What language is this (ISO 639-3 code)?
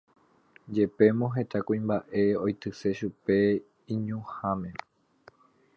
grn